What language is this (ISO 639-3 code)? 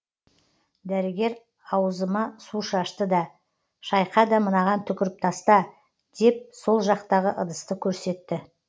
kaz